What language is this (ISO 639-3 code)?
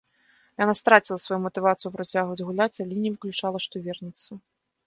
bel